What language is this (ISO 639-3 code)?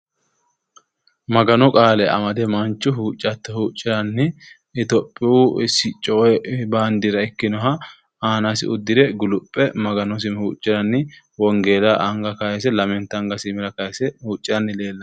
sid